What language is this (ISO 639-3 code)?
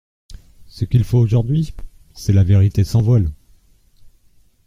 fra